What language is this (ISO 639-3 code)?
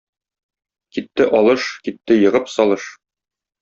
tat